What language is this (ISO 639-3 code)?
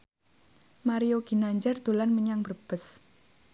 jav